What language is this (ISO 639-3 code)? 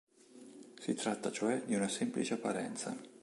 ita